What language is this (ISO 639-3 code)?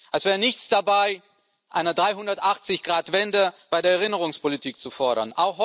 deu